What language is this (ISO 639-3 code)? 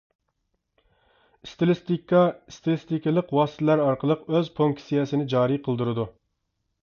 uig